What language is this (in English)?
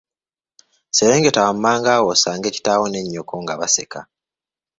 Ganda